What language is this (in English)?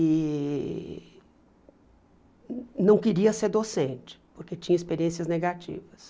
Portuguese